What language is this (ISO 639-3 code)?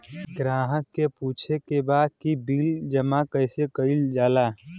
bho